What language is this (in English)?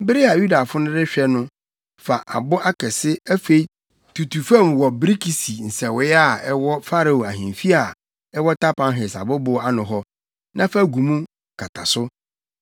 Akan